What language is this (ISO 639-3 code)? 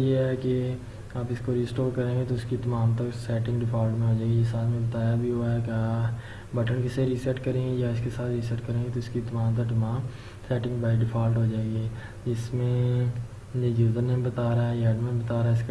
urd